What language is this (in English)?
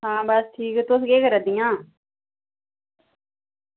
Dogri